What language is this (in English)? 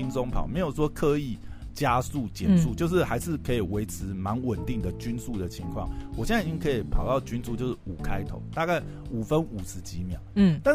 Chinese